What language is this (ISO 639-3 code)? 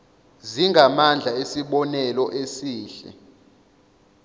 zul